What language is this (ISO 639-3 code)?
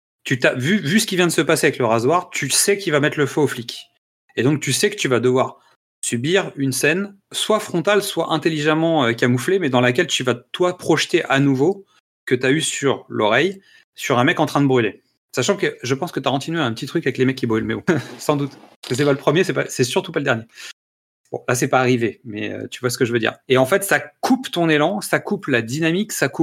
fra